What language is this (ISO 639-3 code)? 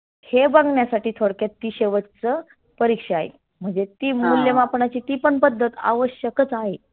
mar